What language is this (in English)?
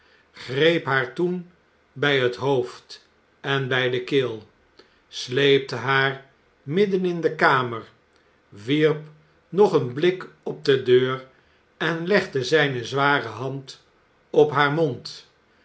Dutch